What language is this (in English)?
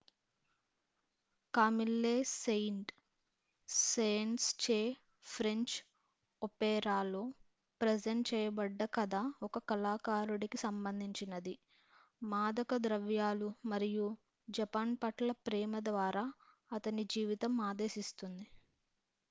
Telugu